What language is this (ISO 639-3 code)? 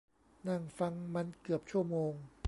tha